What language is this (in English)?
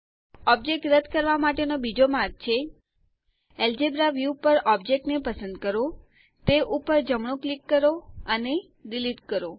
Gujarati